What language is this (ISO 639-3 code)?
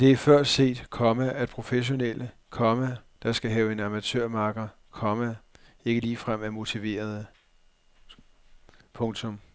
dan